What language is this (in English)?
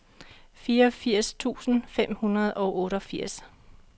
Danish